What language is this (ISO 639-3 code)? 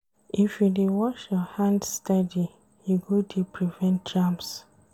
pcm